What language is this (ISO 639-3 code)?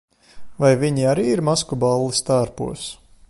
lav